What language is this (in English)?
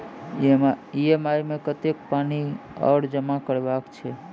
Maithili